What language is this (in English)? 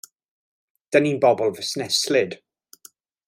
Welsh